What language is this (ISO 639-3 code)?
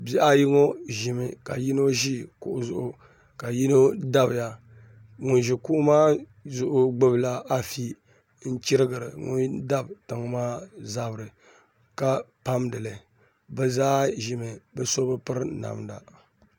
dag